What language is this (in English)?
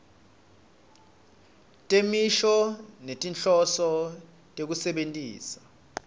Swati